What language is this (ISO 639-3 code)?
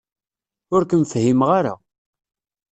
kab